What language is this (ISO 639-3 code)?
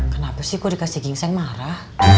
ind